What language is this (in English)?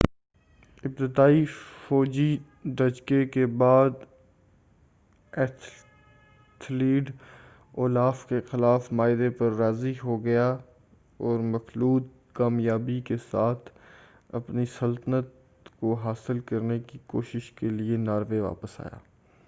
Urdu